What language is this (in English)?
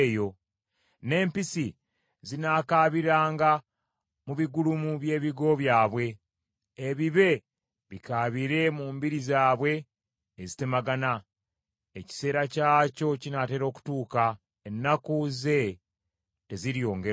Ganda